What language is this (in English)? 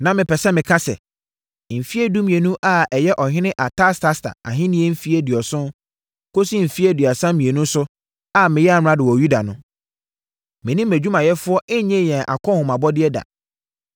Akan